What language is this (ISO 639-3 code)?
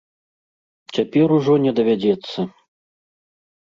bel